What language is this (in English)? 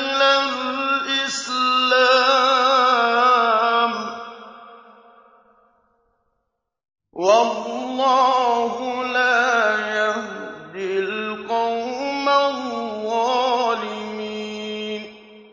Arabic